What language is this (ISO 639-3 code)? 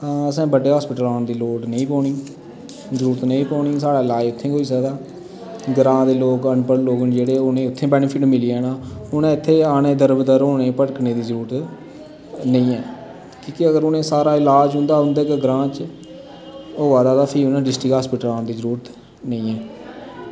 doi